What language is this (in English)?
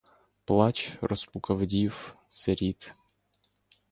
Ukrainian